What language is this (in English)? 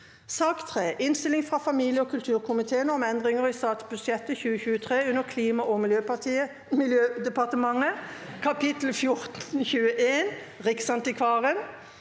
Norwegian